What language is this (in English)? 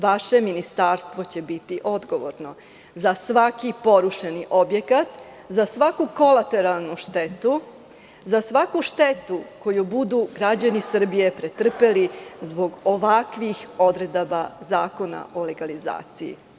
Serbian